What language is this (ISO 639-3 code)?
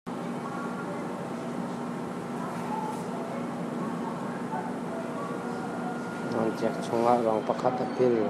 cnh